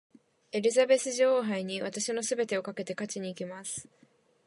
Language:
Japanese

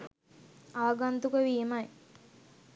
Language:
Sinhala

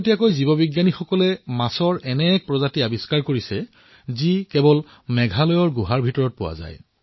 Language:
Assamese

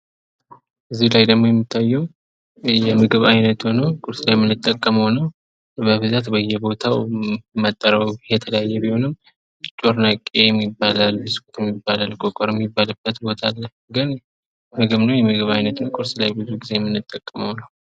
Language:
Amharic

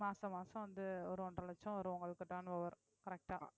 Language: Tamil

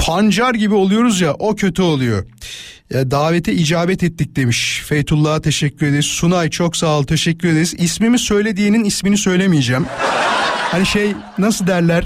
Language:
Turkish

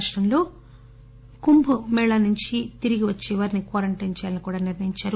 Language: Telugu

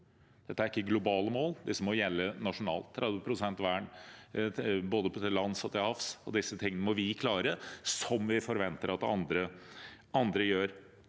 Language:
Norwegian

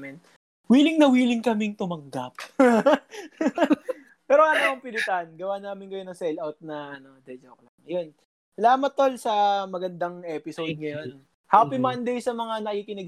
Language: Filipino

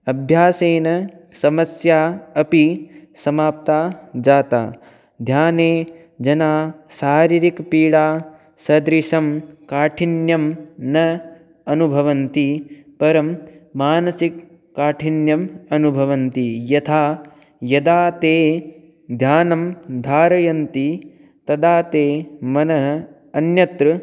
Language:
Sanskrit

